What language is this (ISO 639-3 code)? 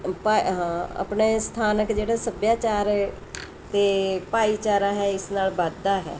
pan